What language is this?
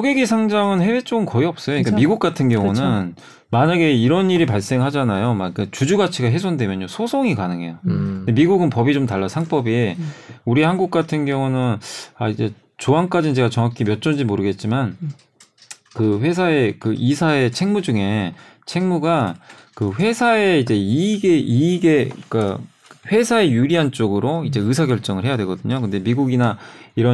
Korean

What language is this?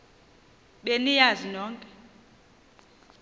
Xhosa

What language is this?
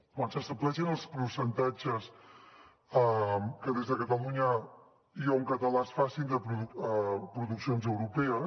Catalan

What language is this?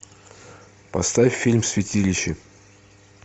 Russian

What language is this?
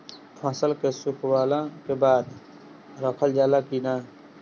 Bhojpuri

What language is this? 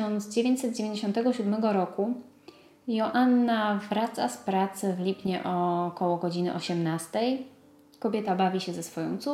Polish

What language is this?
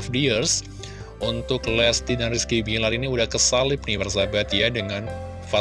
Indonesian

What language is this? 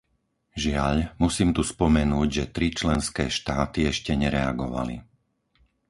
Slovak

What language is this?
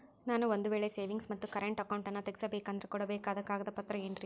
Kannada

